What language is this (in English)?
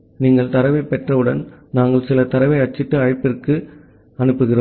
Tamil